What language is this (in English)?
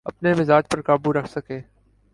Urdu